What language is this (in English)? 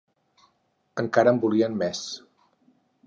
Catalan